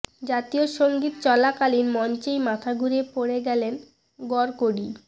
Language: Bangla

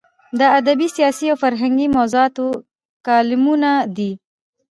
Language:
Pashto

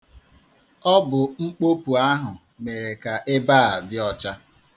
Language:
Igbo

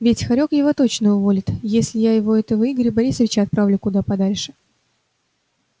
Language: Russian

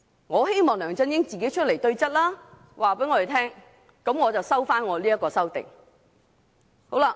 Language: Cantonese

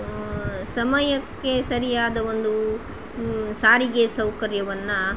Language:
Kannada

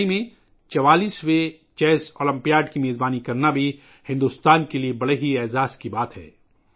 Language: Urdu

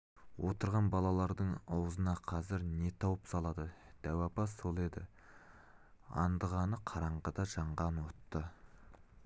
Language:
Kazakh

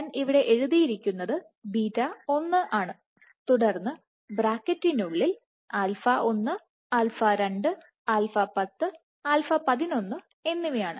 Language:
Malayalam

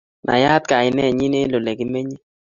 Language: Kalenjin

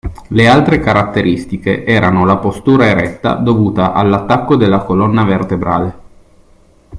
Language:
Italian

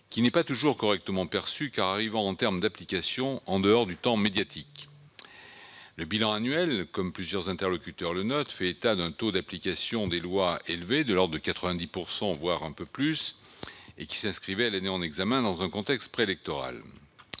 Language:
French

